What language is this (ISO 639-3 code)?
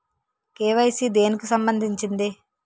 tel